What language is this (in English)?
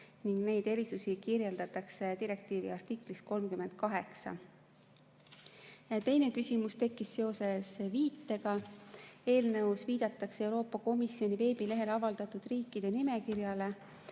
Estonian